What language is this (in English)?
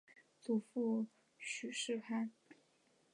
Chinese